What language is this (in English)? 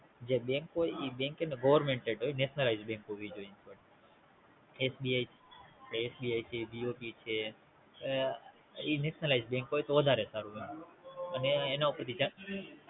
Gujarati